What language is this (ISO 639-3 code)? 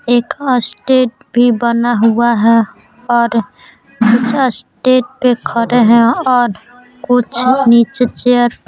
hin